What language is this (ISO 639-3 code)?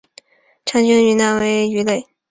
zho